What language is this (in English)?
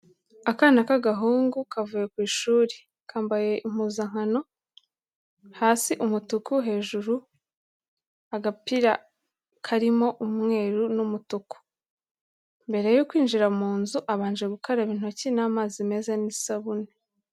Kinyarwanda